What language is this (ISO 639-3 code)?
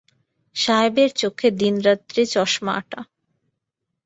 ben